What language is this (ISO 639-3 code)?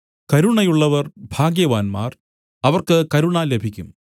mal